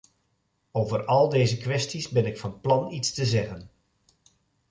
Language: Dutch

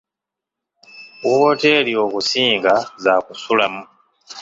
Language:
Ganda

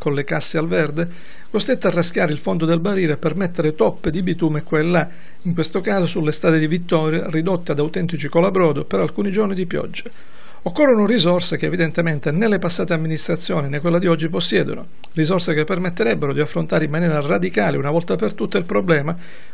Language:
Italian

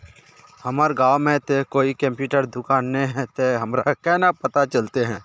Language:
Magahi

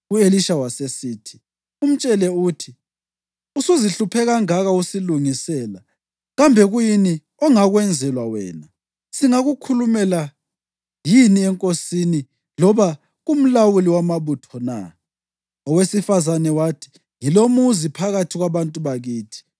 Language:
North Ndebele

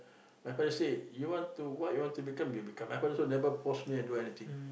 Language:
English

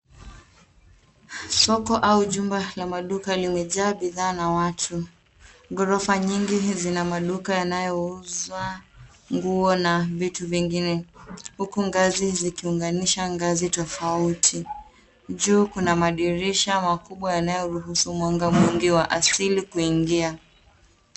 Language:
Swahili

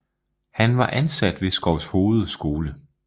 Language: Danish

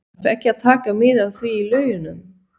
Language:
Icelandic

